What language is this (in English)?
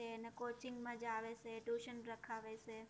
Gujarati